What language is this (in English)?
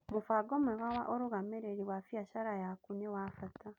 Kikuyu